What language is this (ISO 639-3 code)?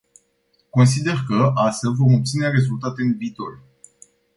ron